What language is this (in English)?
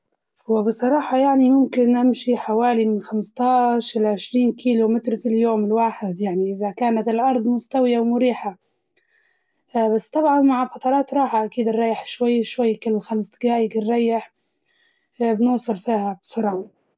Libyan Arabic